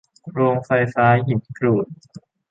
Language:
Thai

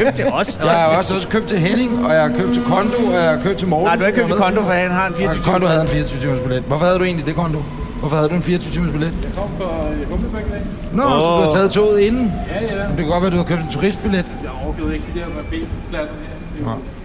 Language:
Danish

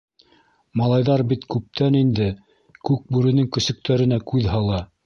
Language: Bashkir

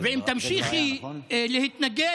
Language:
Hebrew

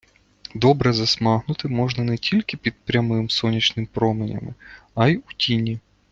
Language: Ukrainian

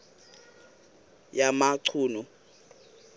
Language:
Xhosa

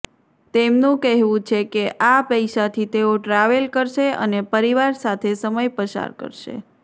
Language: Gujarati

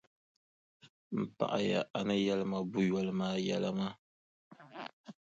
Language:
Dagbani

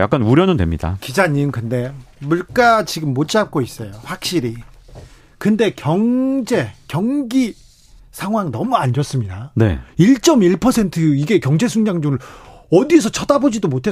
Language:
Korean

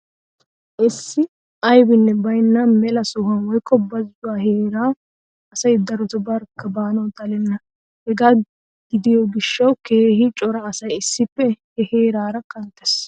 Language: Wolaytta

